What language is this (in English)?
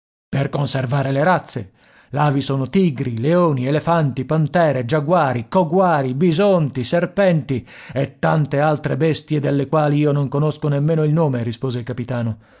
Italian